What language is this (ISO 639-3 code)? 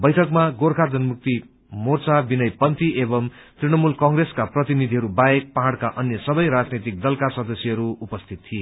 nep